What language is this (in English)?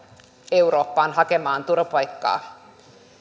Finnish